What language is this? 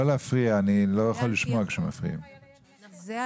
Hebrew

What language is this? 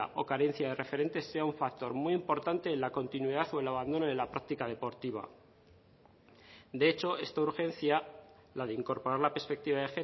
Spanish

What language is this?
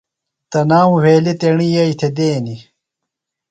Phalura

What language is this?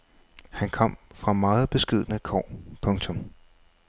Danish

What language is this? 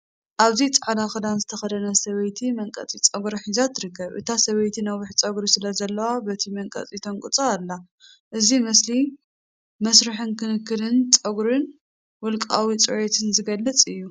Tigrinya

